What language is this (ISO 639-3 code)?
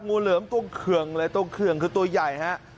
tha